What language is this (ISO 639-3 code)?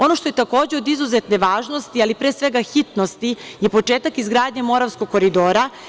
srp